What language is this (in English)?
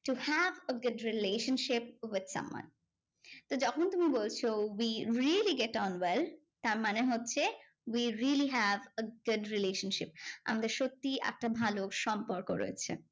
Bangla